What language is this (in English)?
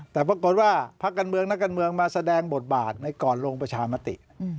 Thai